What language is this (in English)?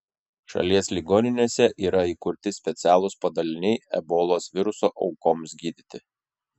Lithuanian